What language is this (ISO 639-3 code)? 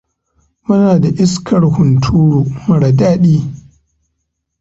hau